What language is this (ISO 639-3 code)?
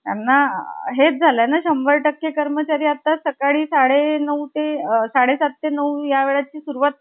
mar